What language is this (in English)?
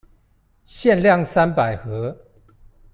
Chinese